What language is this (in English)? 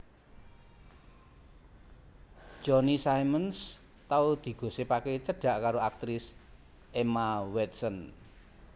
Javanese